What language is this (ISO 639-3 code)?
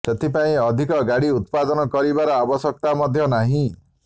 ori